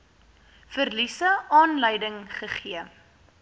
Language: Afrikaans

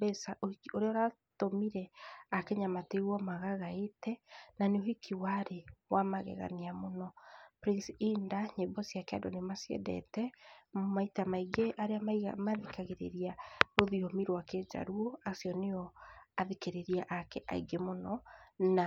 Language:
Kikuyu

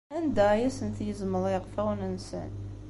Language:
Kabyle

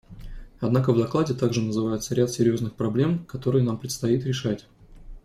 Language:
Russian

